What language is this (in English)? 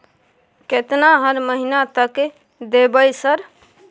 Maithili